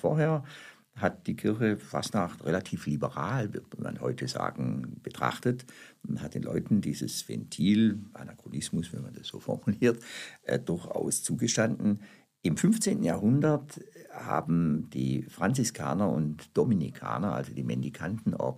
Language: German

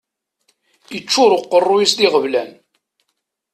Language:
Kabyle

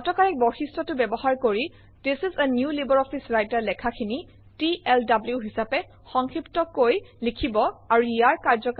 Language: Assamese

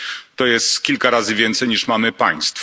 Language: Polish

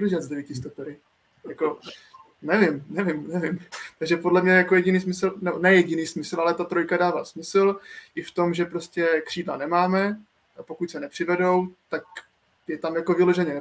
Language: Czech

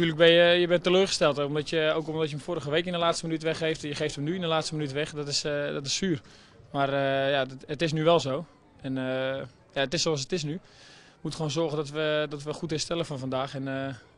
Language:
Dutch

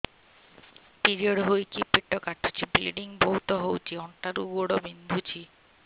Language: Odia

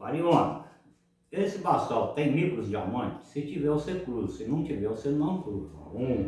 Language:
Portuguese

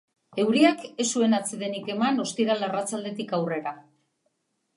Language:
Basque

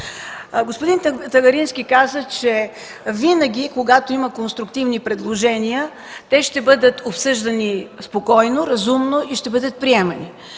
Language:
Bulgarian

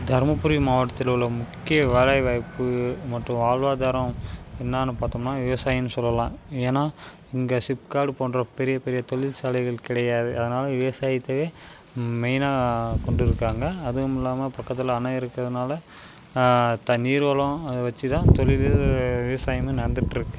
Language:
Tamil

